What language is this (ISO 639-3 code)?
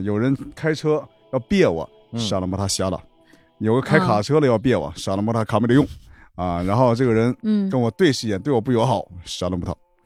zho